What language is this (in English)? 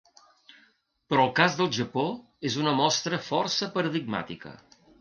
Catalan